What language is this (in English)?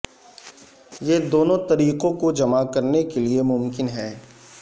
Urdu